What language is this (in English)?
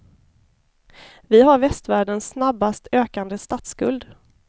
Swedish